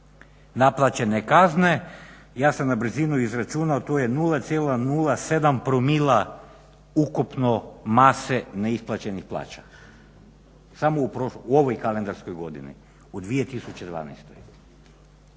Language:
Croatian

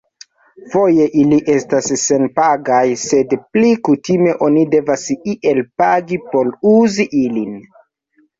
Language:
Esperanto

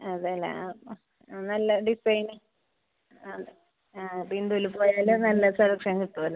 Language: Malayalam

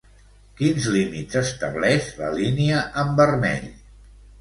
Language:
Catalan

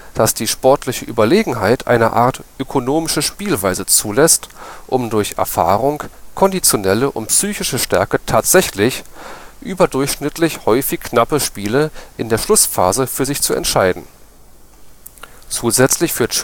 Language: German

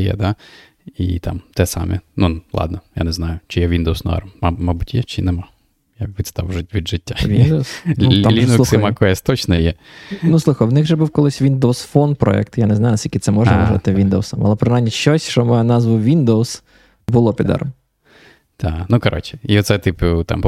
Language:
Ukrainian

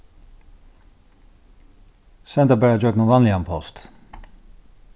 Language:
Faroese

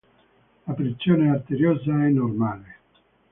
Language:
Italian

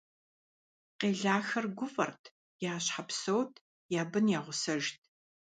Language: Kabardian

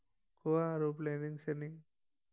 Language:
Assamese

